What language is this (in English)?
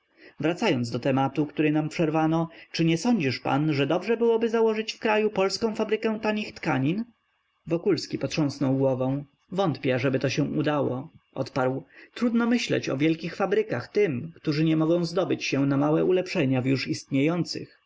Polish